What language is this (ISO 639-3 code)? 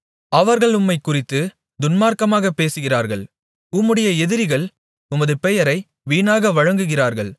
tam